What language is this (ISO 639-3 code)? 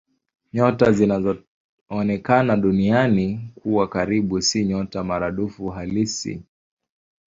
swa